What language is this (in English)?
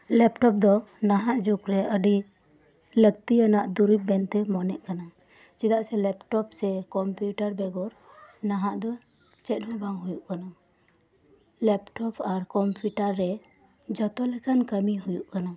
Santali